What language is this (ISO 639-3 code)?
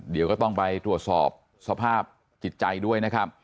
tha